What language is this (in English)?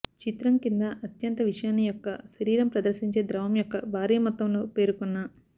Telugu